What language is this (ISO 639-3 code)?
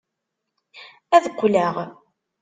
kab